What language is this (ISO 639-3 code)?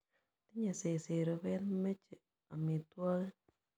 kln